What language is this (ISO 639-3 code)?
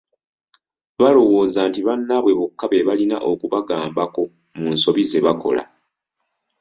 lug